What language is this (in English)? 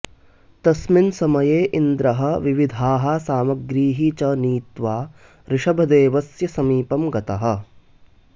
Sanskrit